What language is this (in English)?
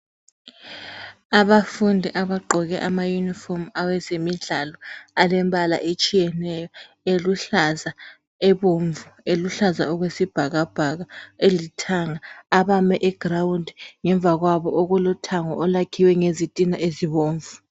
North Ndebele